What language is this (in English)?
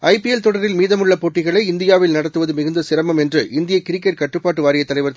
Tamil